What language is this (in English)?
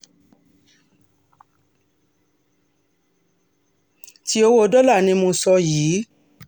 Yoruba